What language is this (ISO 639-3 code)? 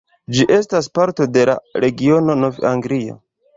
epo